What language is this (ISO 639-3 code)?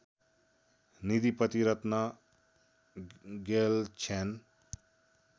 nep